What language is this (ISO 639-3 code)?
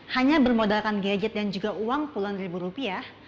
ind